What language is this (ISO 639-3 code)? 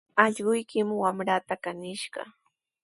qws